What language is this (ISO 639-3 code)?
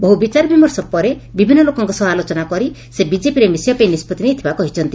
ori